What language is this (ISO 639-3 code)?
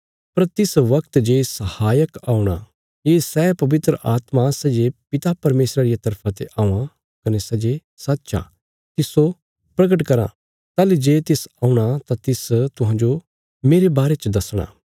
kfs